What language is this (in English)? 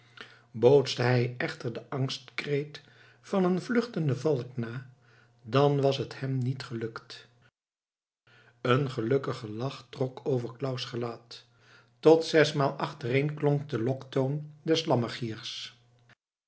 Dutch